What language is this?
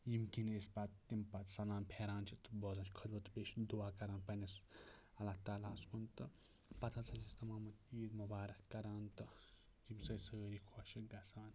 Kashmiri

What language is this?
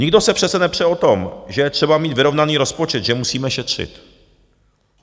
Czech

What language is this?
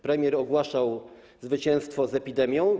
Polish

